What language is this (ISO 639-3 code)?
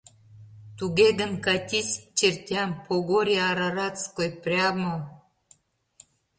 chm